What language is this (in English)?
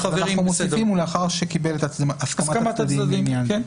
Hebrew